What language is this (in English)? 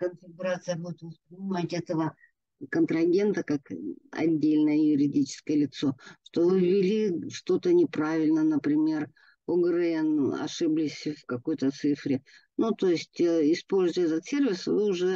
Russian